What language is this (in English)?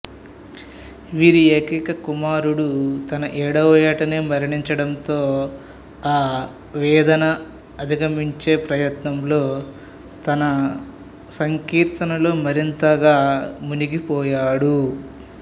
Telugu